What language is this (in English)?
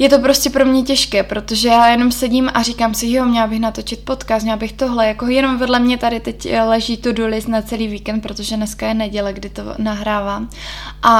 Czech